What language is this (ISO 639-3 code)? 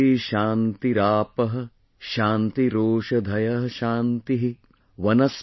eng